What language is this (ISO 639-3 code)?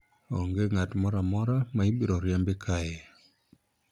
luo